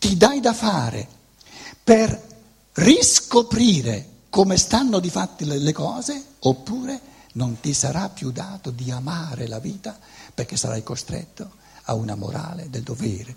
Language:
Italian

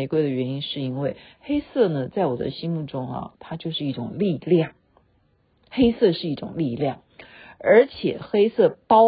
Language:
Chinese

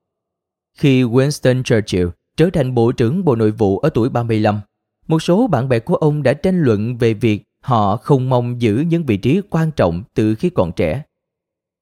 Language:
Vietnamese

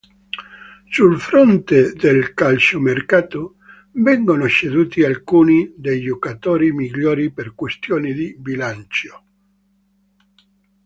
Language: Italian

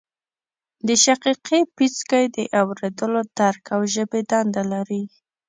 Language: Pashto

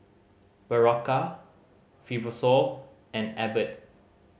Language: English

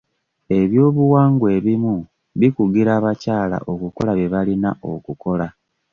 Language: Ganda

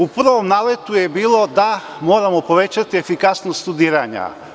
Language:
Serbian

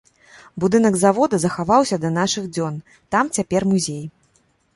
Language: Belarusian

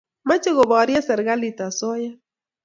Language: Kalenjin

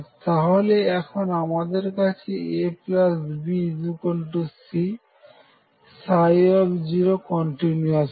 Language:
Bangla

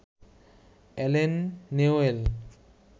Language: Bangla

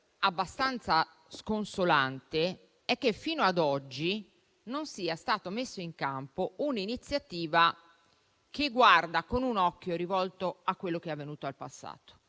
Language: Italian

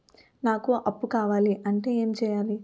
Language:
Telugu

